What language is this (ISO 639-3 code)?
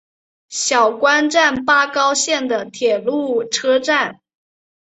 zho